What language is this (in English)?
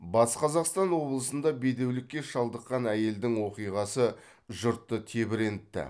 Kazakh